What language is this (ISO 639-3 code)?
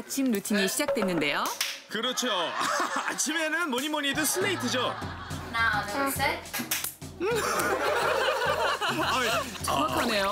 kor